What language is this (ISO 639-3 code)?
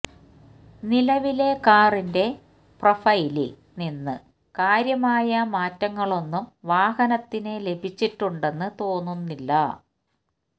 mal